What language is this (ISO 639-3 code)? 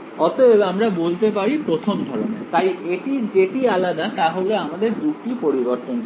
ben